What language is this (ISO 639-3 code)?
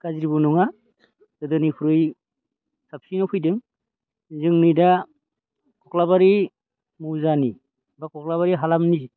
brx